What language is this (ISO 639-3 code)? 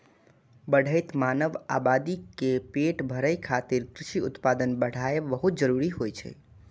mai